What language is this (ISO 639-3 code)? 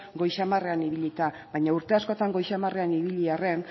eus